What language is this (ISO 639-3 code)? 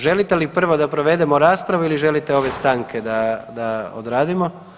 hrv